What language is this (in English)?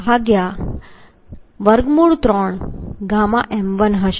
Gujarati